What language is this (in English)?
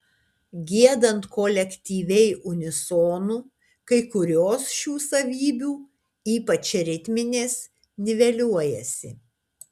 Lithuanian